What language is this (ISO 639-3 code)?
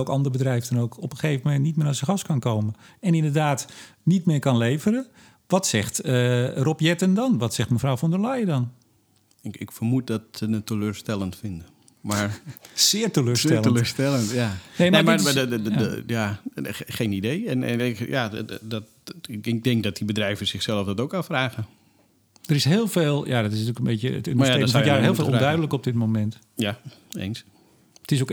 nld